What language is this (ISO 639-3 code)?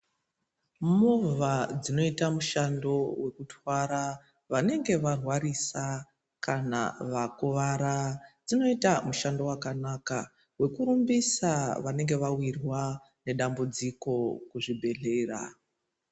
ndc